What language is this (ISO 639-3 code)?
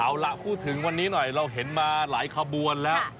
tha